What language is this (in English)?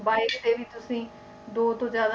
Punjabi